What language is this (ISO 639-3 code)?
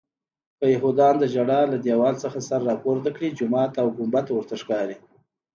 pus